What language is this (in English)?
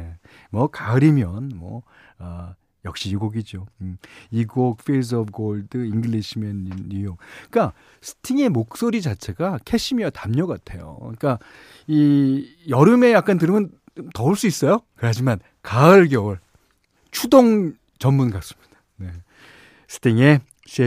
Korean